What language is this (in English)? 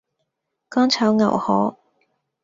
Cantonese